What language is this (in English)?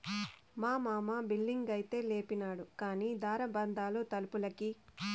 Telugu